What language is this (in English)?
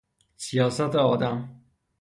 Persian